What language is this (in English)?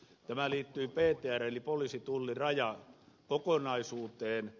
Finnish